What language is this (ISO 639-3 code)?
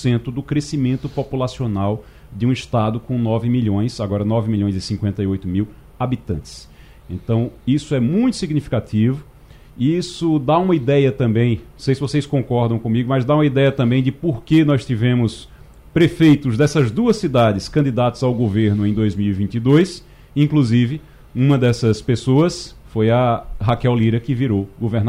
por